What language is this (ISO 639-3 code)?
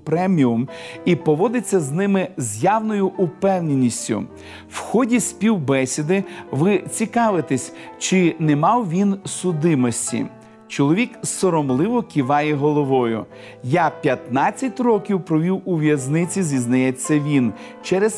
ukr